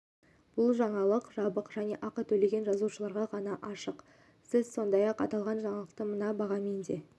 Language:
Kazakh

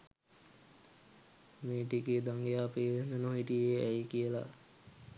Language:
Sinhala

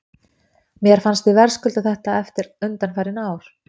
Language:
Icelandic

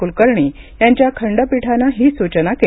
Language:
Marathi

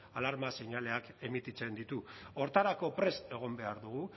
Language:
Basque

